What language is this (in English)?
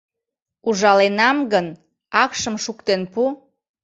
Mari